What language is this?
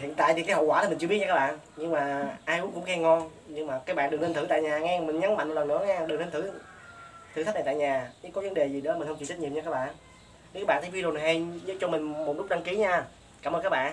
Vietnamese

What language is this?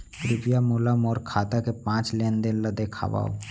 Chhattisgarhi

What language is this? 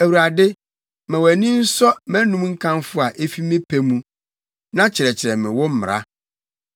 Akan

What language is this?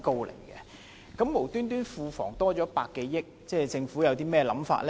Cantonese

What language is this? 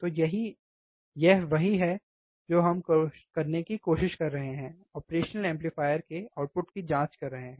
Hindi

